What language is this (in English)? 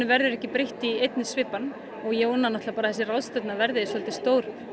Icelandic